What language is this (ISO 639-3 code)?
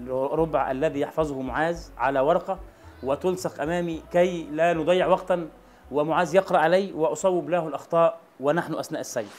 ara